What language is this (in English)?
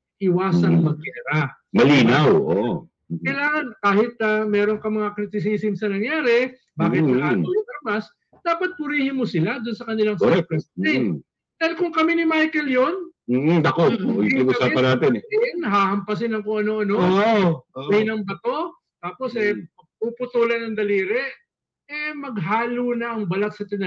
Filipino